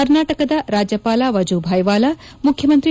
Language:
Kannada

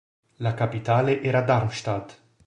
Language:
Italian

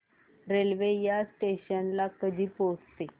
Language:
Marathi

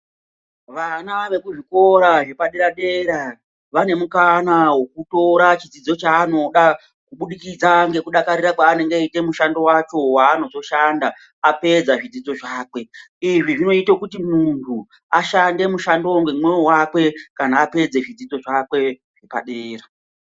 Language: Ndau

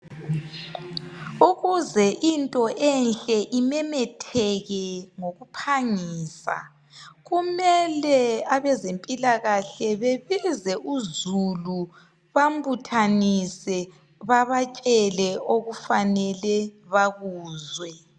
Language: North Ndebele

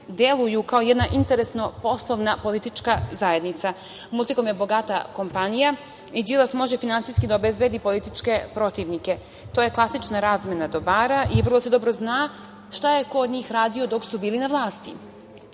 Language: Serbian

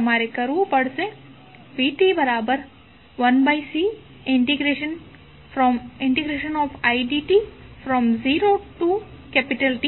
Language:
Gujarati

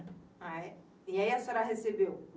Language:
Portuguese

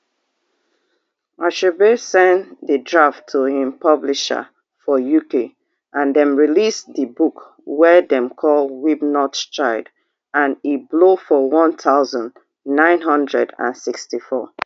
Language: Nigerian Pidgin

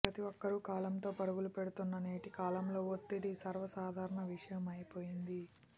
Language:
Telugu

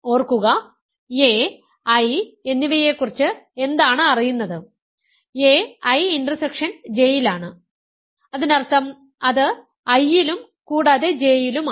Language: Malayalam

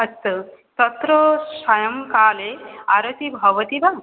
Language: Sanskrit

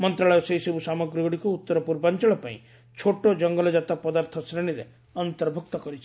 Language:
Odia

